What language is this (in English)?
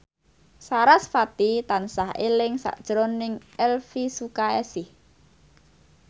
Javanese